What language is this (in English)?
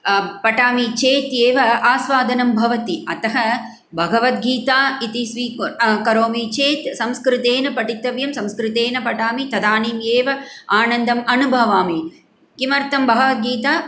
Sanskrit